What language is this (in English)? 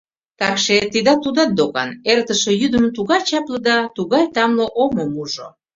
Mari